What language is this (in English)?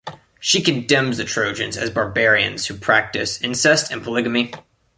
English